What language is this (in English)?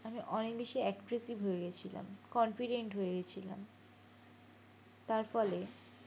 Bangla